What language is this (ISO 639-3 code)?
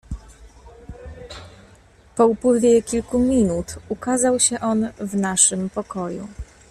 pol